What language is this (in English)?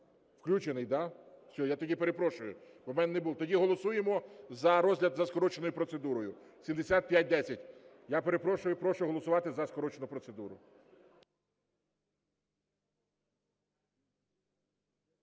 Ukrainian